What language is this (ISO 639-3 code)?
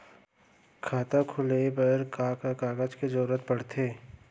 hne